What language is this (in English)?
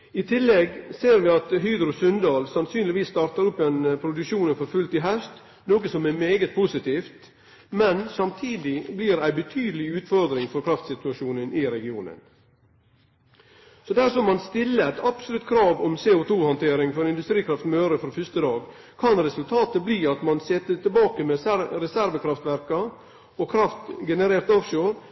Norwegian Nynorsk